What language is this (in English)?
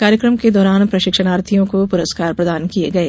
Hindi